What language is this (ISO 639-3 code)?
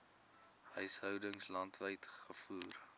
afr